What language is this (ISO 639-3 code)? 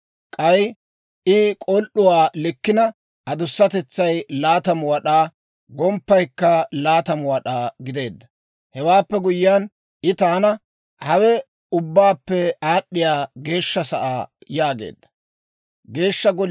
dwr